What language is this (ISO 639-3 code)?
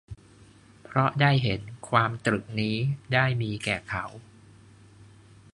tha